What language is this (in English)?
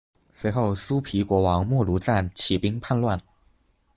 Chinese